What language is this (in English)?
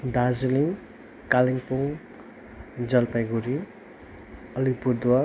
Nepali